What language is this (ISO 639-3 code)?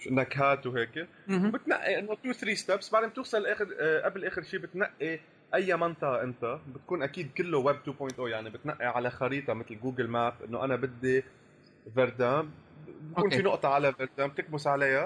ara